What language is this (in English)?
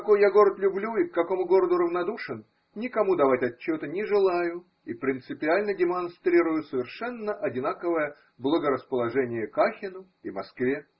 Russian